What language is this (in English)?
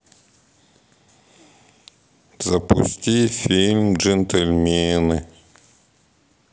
Russian